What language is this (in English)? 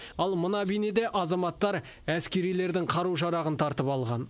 Kazakh